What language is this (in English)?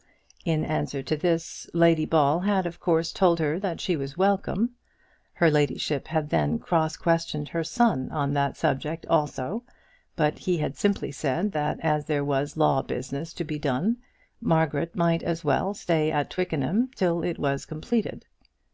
English